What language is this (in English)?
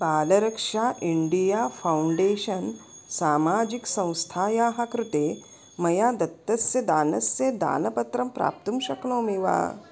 Sanskrit